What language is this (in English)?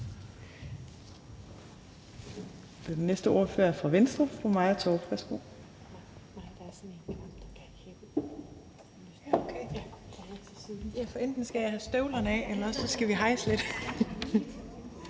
Danish